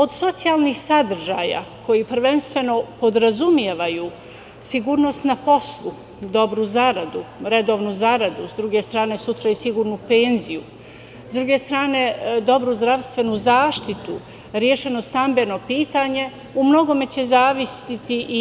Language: Serbian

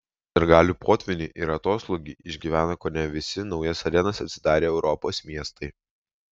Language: Lithuanian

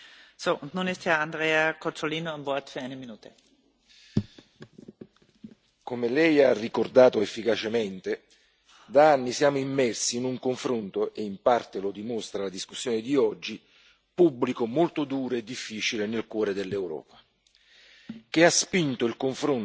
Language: Italian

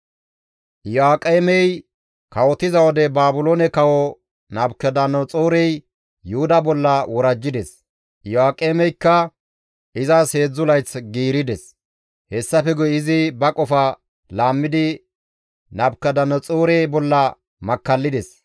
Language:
Gamo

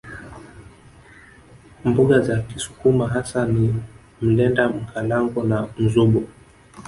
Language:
Swahili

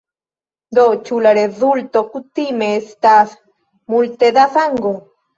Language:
Esperanto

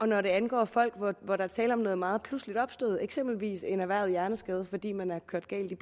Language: Danish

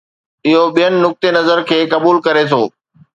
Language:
Sindhi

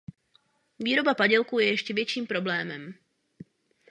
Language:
Czech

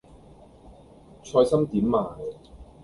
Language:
Cantonese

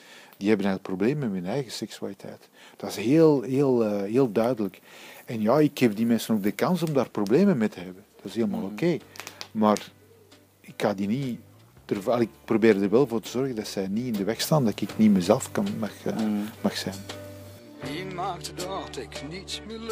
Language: Dutch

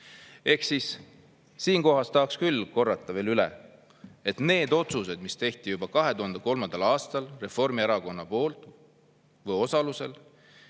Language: Estonian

